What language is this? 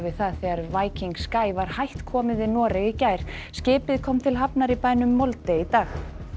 Icelandic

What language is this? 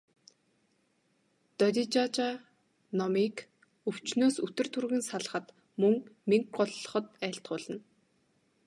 Mongolian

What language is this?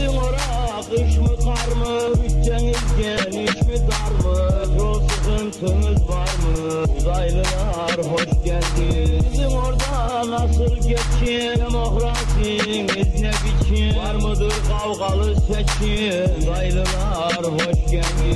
Turkish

